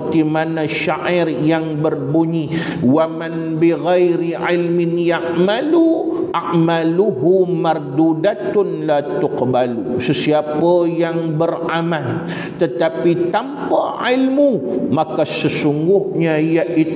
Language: Malay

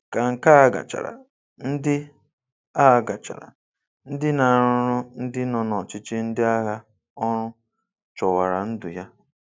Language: Igbo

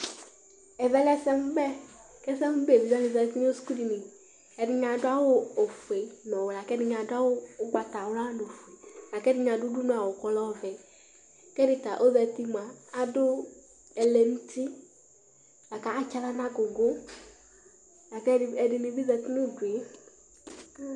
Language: Ikposo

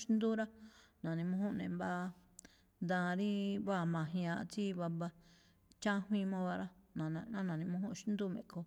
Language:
Malinaltepec Me'phaa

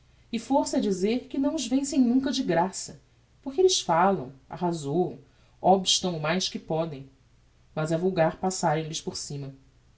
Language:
Portuguese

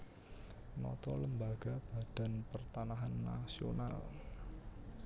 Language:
Javanese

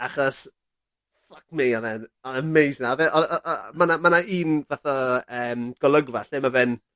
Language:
Welsh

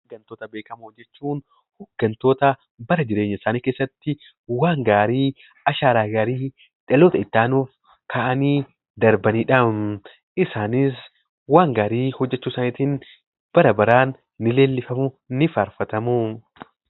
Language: Oromo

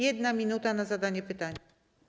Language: Polish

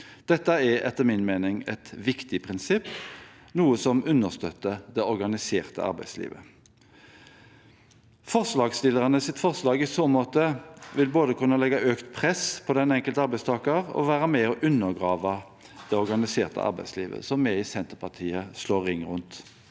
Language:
Norwegian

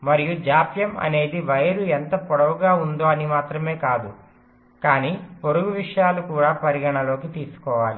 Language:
Telugu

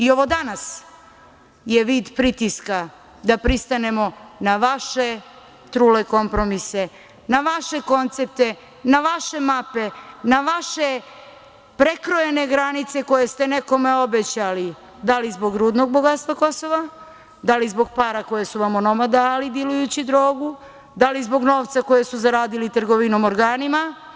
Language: Serbian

